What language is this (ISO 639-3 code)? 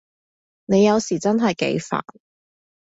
yue